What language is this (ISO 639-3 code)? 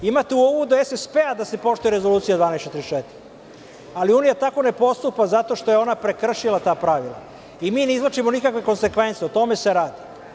srp